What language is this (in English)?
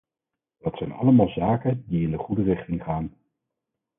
Dutch